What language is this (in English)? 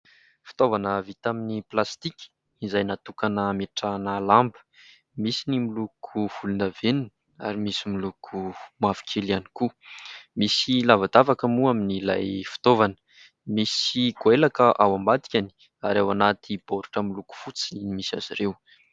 Malagasy